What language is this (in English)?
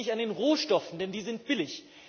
German